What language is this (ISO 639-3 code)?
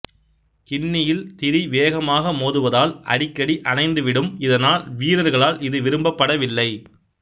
tam